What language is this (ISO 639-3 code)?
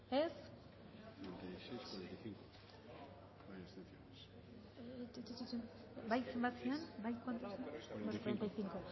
eus